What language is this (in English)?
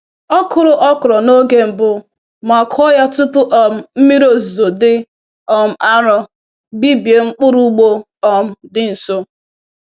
Igbo